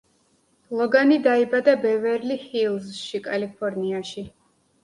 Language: Georgian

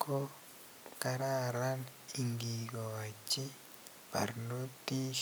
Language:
Kalenjin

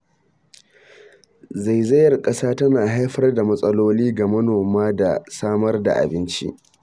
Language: Hausa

